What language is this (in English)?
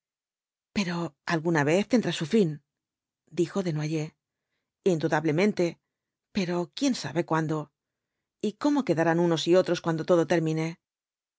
Spanish